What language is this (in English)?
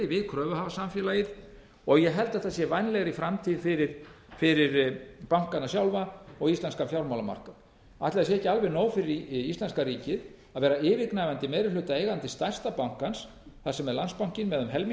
Icelandic